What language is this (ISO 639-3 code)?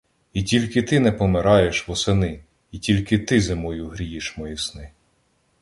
ukr